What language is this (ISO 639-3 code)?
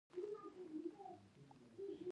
pus